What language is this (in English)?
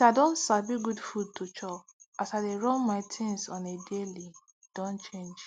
Nigerian Pidgin